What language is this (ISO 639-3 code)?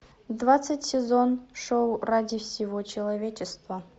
rus